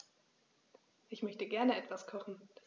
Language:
German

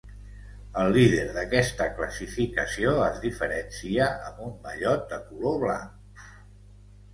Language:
Catalan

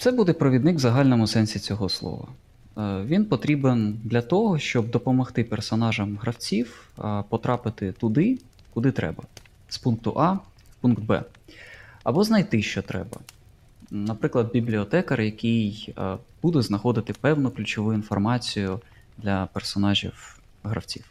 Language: Ukrainian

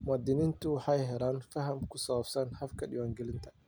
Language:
Somali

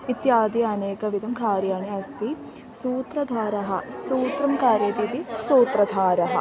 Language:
Sanskrit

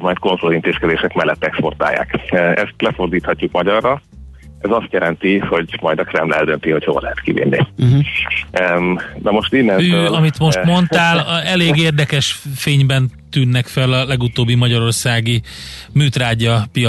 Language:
Hungarian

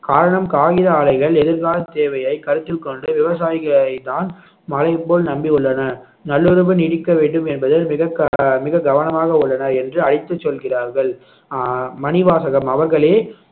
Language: Tamil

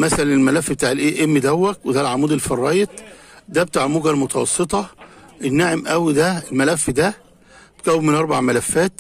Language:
Arabic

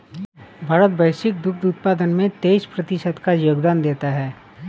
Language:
Hindi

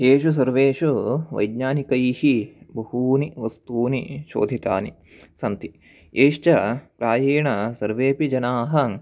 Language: Sanskrit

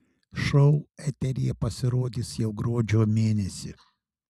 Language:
Lithuanian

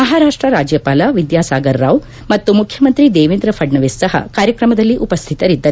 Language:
Kannada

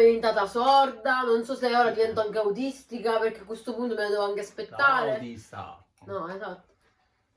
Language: Italian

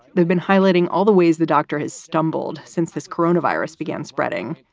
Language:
English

